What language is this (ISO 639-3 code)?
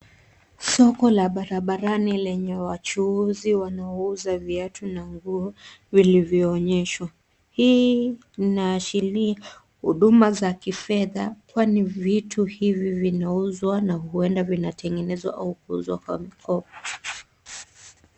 swa